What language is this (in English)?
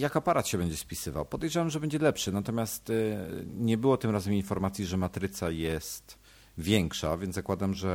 Polish